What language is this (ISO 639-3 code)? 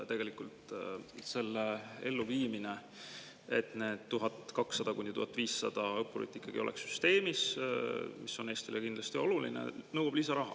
est